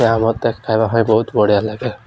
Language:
Odia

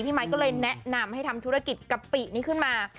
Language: Thai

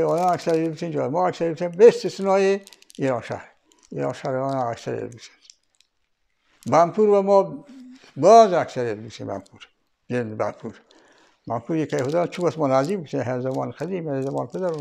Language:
Persian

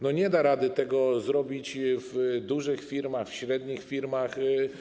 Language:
Polish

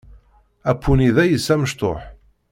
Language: Kabyle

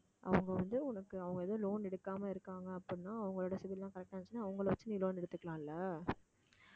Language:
Tamil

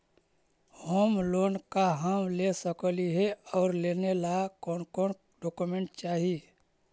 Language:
Magahi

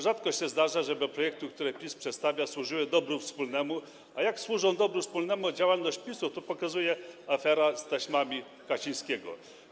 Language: Polish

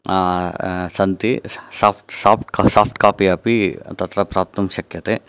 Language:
Sanskrit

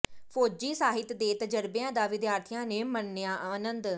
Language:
Punjabi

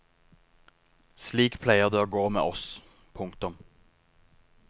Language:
Norwegian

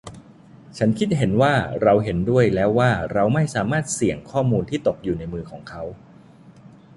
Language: Thai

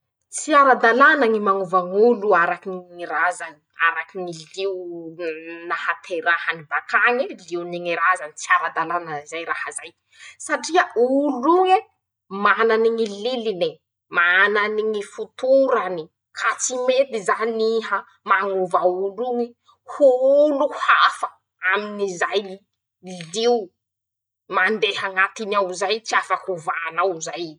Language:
Masikoro Malagasy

